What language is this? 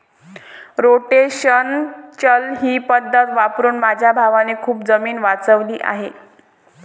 Marathi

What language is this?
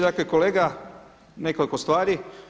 Croatian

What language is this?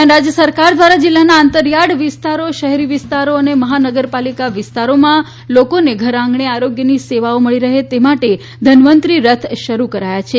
Gujarati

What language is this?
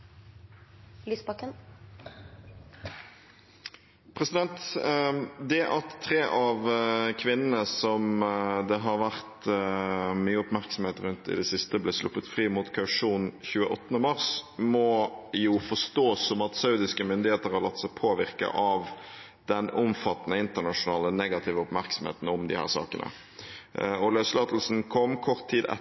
Norwegian Bokmål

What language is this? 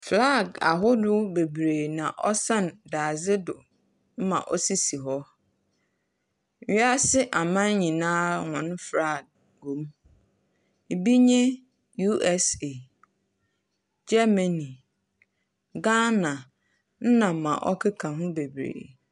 Akan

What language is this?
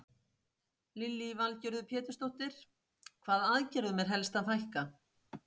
Icelandic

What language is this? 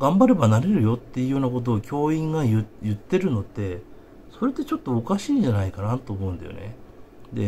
Japanese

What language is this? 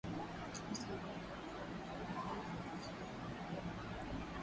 Swahili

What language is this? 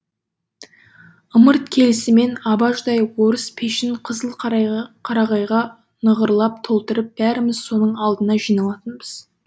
Kazakh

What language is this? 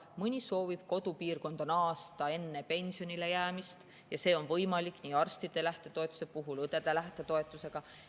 Estonian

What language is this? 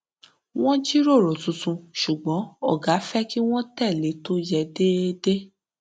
Yoruba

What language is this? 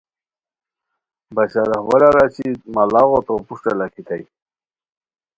Khowar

